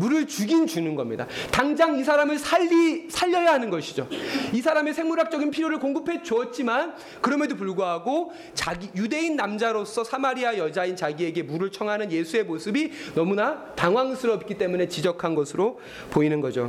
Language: Korean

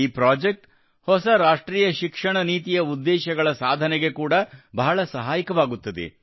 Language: Kannada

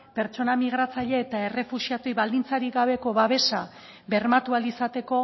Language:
Basque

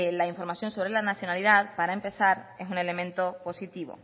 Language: Spanish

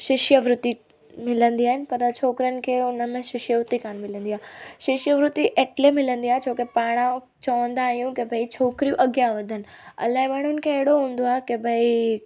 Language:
Sindhi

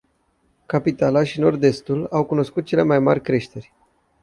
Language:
Romanian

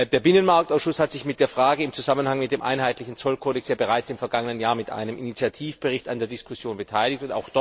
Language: German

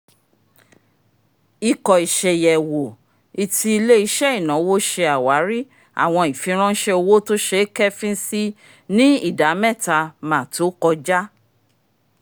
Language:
Yoruba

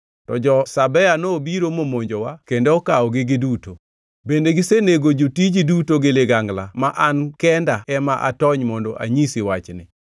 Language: Luo (Kenya and Tanzania)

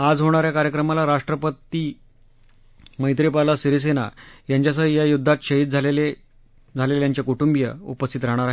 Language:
Marathi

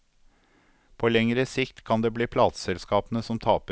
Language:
Norwegian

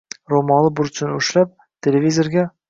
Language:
Uzbek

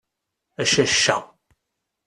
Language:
Kabyle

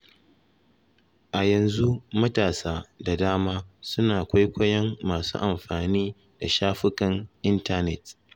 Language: Hausa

